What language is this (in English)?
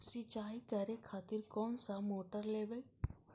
Maithili